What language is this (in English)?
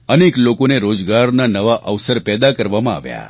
Gujarati